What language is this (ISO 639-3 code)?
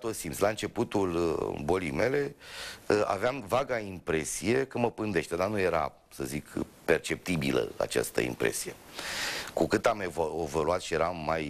ron